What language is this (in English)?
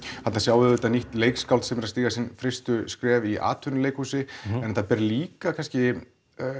Icelandic